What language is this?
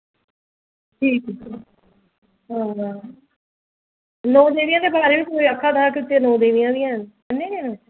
Dogri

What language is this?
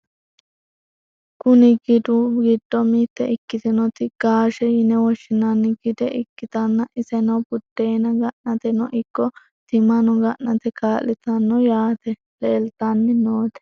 Sidamo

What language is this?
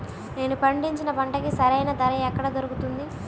Telugu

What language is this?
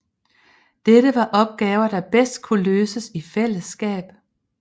Danish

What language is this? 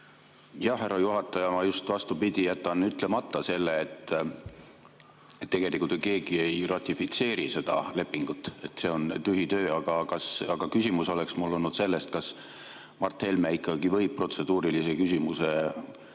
Estonian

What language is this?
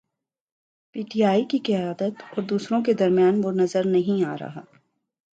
Urdu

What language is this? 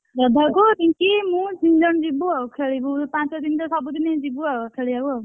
Odia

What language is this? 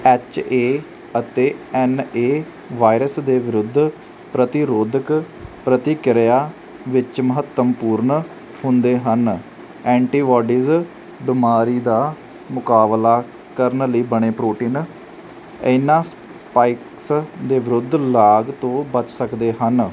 Punjabi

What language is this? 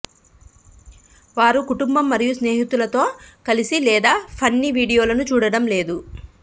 Telugu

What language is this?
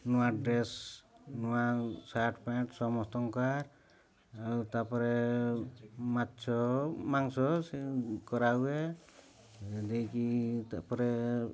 Odia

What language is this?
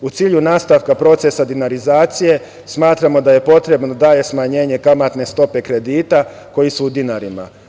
Serbian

